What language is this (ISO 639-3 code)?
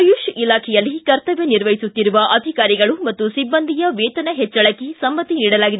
kan